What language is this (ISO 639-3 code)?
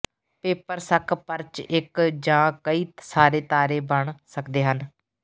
pan